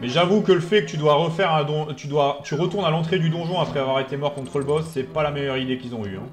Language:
French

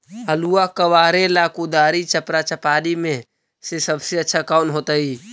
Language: Magahi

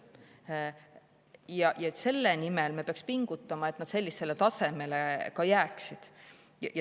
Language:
Estonian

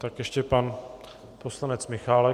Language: Czech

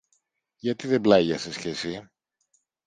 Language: Greek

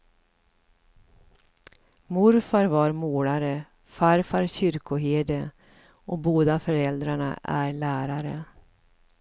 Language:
Swedish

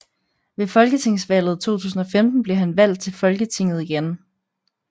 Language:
Danish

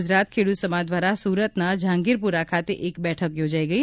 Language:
Gujarati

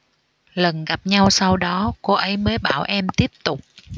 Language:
Vietnamese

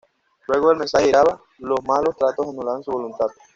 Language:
Spanish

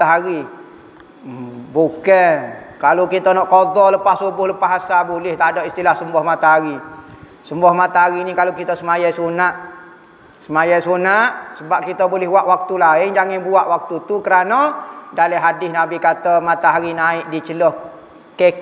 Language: Malay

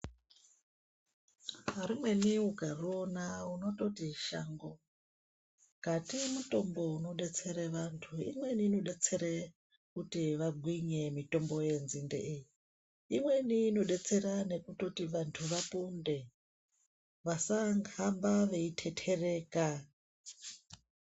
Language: Ndau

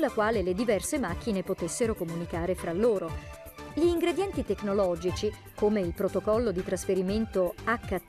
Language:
Italian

